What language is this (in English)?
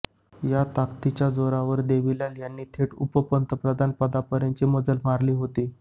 Marathi